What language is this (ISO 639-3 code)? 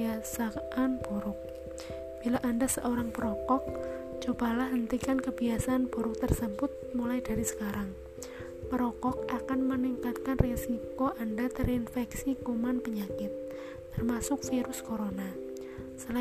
ind